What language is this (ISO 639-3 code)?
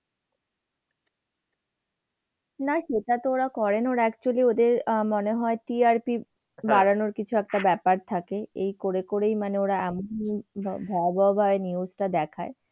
ben